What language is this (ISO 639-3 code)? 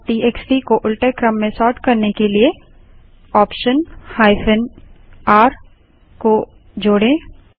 hin